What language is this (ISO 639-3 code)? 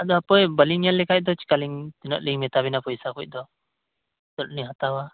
sat